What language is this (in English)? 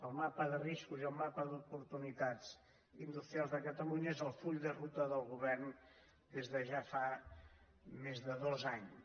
Catalan